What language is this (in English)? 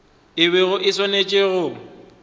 Northern Sotho